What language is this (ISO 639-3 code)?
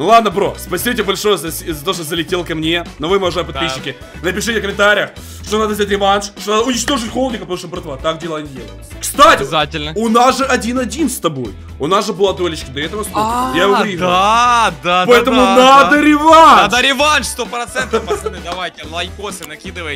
rus